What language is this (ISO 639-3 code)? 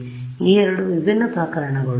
kan